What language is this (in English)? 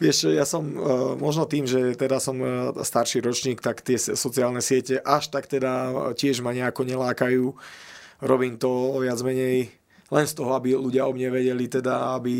Slovak